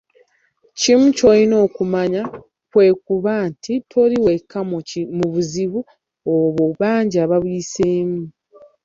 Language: Ganda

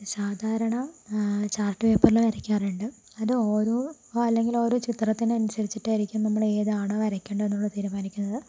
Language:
Malayalam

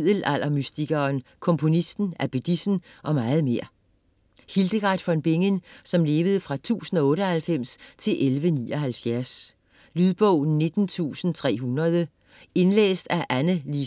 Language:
Danish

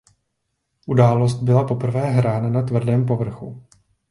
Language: Czech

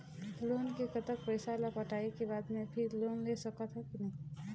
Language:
Chhattisgarhi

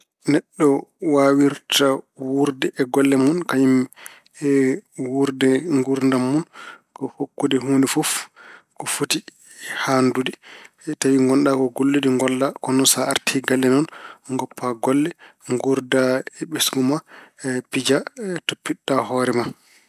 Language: Fula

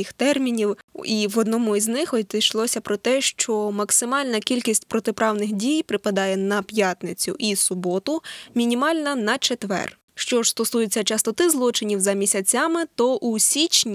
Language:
Ukrainian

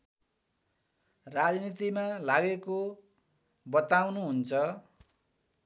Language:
Nepali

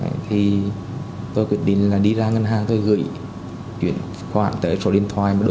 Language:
Vietnamese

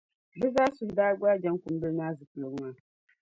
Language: Dagbani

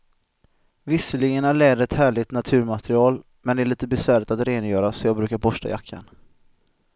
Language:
Swedish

